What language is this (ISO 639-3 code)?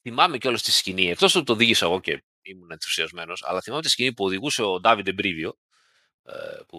ell